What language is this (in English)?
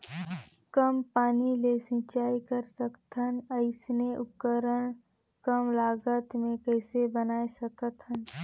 Chhattisgarhi